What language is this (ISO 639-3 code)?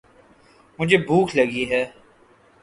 urd